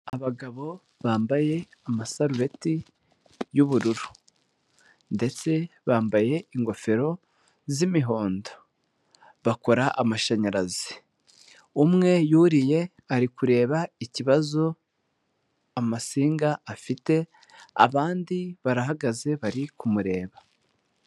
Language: Kinyarwanda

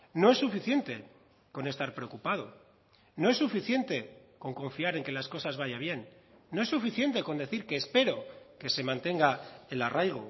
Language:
Spanish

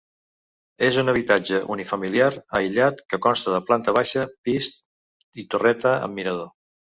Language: Catalan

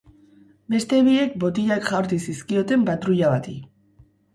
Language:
Basque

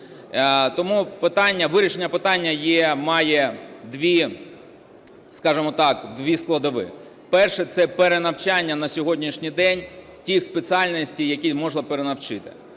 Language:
Ukrainian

